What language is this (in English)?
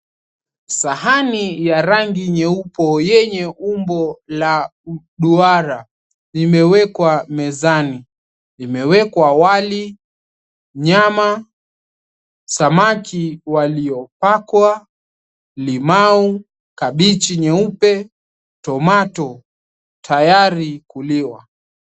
Swahili